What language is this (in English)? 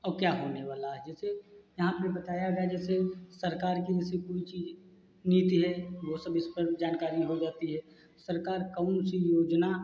Hindi